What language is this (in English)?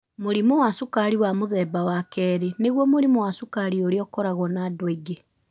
Kikuyu